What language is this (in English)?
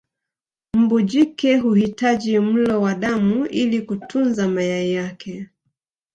Swahili